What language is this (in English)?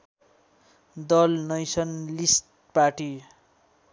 Nepali